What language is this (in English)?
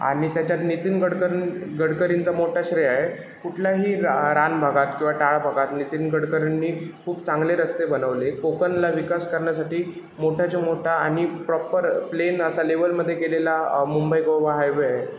Marathi